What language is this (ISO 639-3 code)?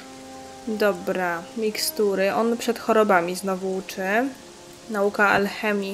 pol